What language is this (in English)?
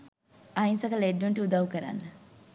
Sinhala